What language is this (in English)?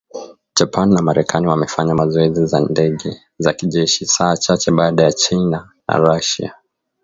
Swahili